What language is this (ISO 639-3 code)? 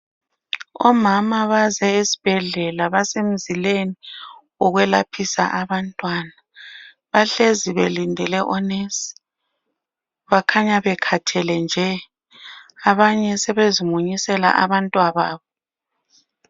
nde